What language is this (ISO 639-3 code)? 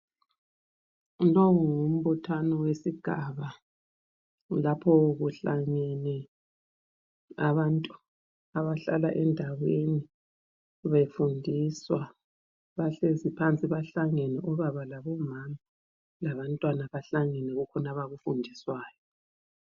nde